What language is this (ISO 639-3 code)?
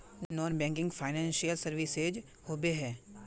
mag